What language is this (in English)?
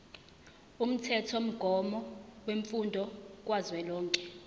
Zulu